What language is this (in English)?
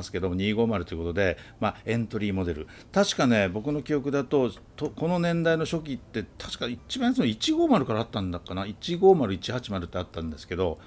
Japanese